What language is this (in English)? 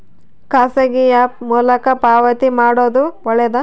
Kannada